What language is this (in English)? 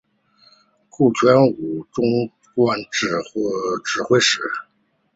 Chinese